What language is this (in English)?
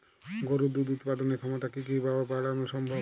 Bangla